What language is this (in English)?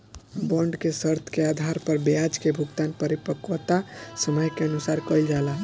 Bhojpuri